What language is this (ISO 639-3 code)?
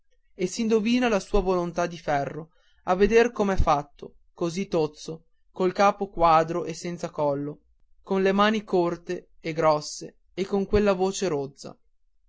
ita